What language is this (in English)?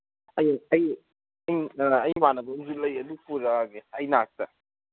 Manipuri